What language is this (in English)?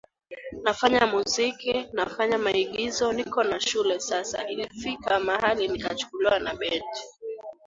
Swahili